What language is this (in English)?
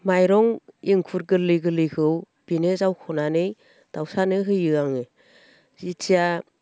Bodo